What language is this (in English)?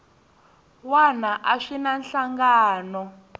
Tsonga